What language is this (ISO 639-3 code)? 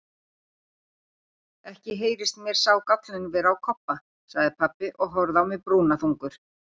isl